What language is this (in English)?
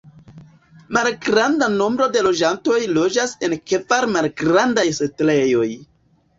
Esperanto